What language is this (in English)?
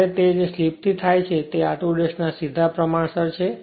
Gujarati